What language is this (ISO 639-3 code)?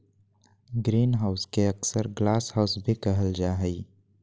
mag